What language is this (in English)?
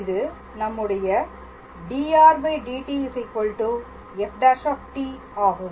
Tamil